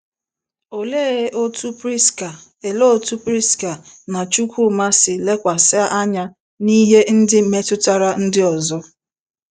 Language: Igbo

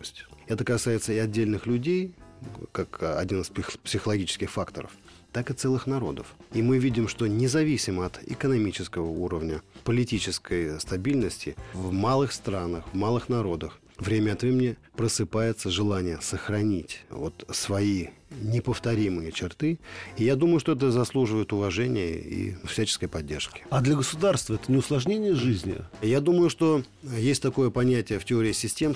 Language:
Russian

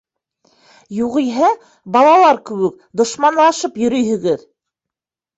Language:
Bashkir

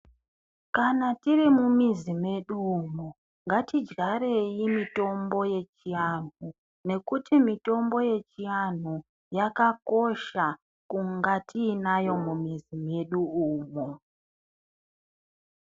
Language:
Ndau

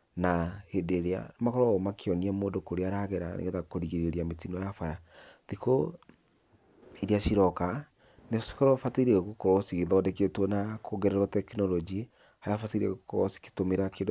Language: Kikuyu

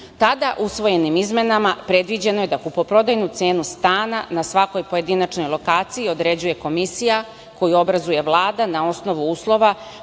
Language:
Serbian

